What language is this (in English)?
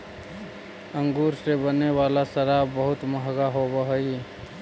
Magahi